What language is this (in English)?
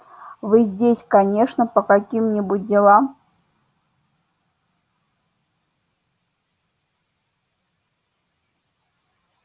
Russian